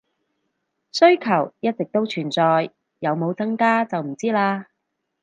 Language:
Cantonese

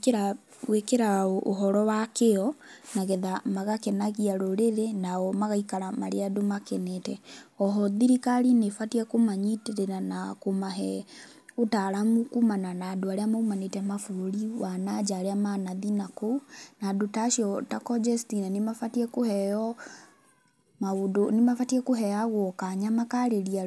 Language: Kikuyu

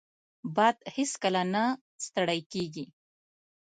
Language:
Pashto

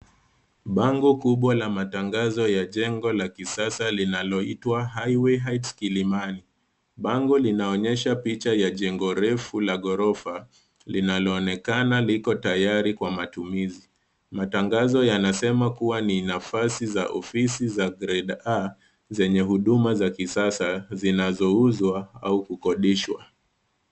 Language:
Swahili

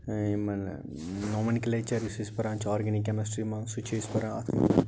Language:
Kashmiri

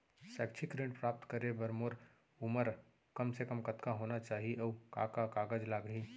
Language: Chhattisgarhi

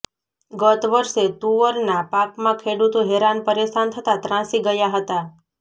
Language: Gujarati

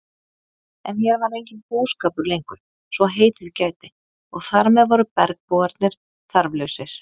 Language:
Icelandic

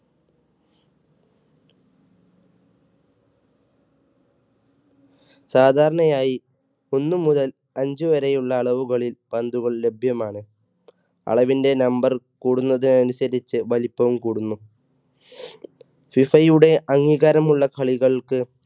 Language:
Malayalam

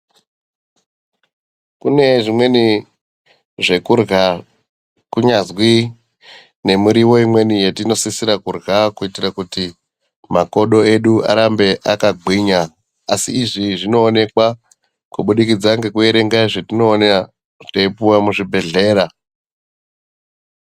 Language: Ndau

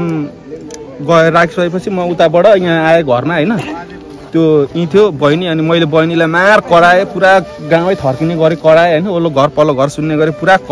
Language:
Thai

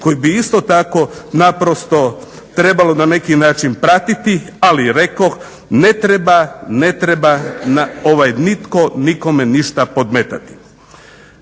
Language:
Croatian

